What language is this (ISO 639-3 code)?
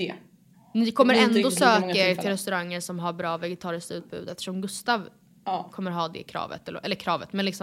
swe